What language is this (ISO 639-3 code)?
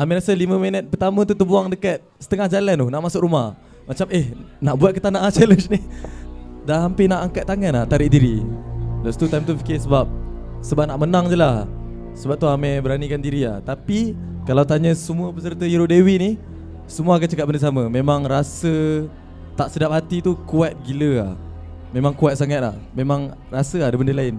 msa